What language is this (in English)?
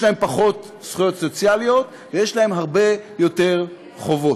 Hebrew